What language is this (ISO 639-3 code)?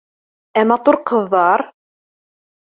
bak